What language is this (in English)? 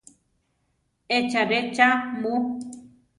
Central Tarahumara